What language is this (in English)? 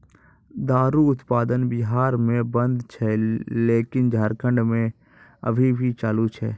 Maithili